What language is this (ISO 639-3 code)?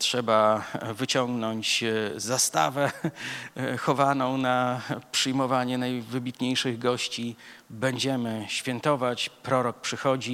pol